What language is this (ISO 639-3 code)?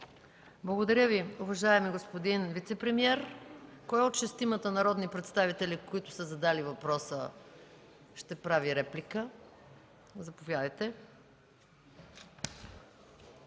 bul